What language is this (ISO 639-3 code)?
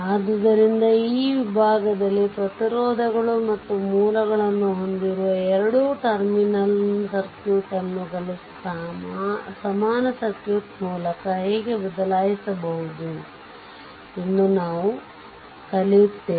kan